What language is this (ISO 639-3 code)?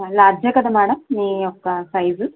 tel